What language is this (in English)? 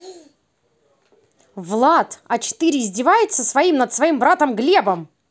Russian